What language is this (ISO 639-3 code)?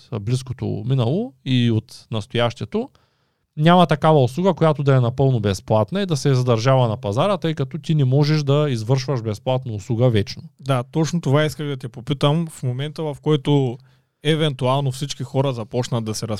bul